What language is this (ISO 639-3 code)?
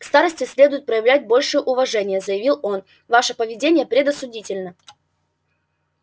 rus